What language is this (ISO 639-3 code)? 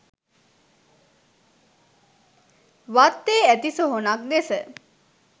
sin